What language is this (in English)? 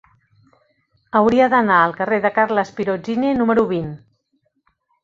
Catalan